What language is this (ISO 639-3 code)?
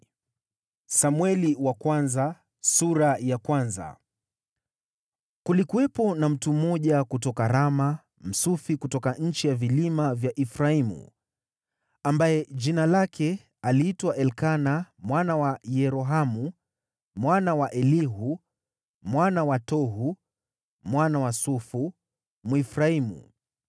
swa